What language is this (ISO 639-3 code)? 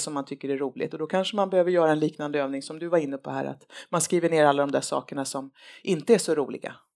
swe